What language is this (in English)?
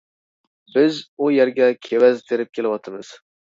Uyghur